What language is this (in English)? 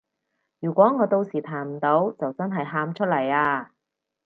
Cantonese